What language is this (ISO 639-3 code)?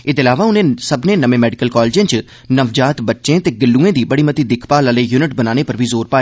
doi